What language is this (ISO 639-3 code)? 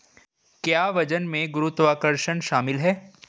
hin